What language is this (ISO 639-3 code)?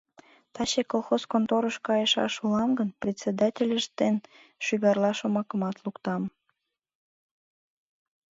chm